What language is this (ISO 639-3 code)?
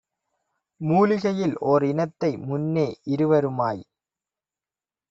tam